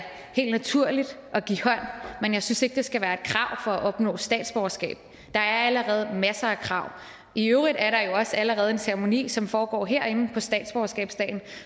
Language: Danish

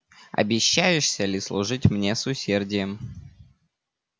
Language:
Russian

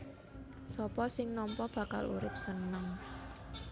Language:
Javanese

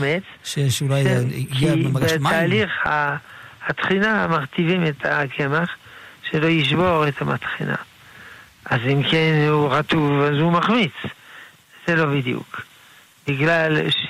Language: Hebrew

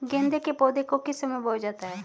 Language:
Hindi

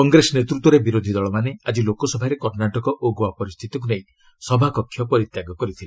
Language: Odia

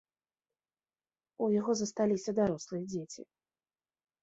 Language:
Belarusian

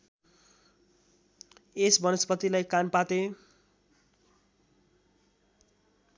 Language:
Nepali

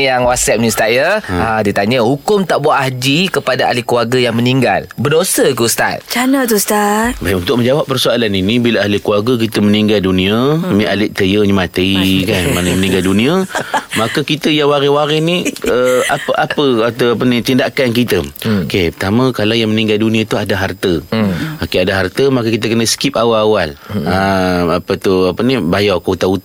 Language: Malay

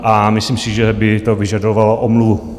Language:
Czech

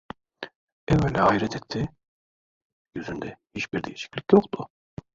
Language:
Turkish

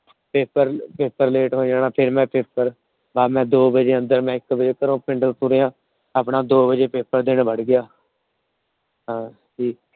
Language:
Punjabi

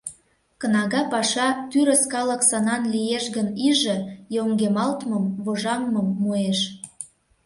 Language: Mari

